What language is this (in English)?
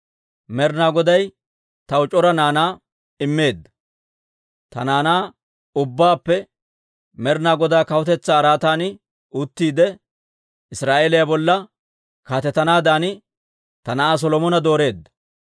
Dawro